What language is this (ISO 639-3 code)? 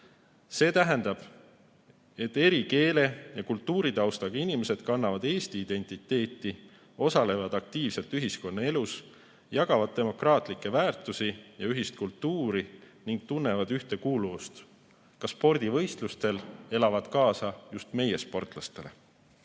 est